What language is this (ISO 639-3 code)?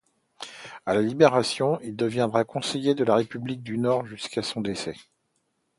fra